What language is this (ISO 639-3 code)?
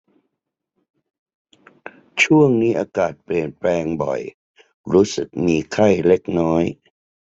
tha